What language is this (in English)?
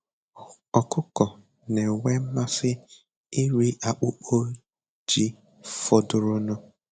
Igbo